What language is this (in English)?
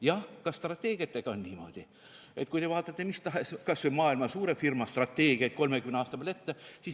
Estonian